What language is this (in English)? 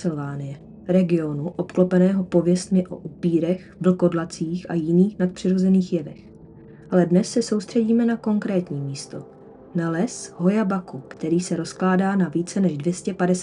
Czech